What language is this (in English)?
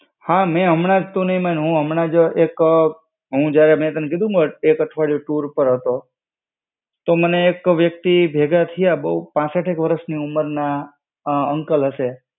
Gujarati